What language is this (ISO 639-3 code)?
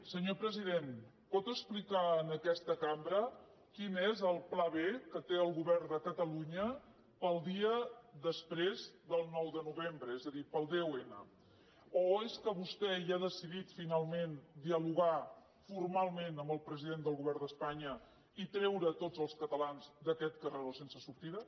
cat